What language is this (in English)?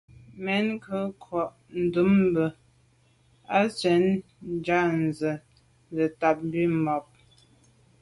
Medumba